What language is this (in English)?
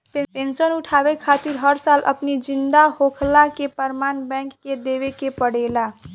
Bhojpuri